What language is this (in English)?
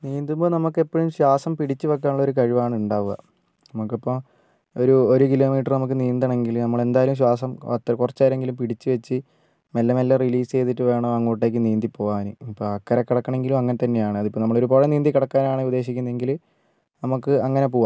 Malayalam